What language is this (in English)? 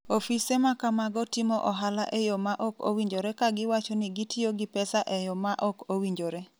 Luo (Kenya and Tanzania)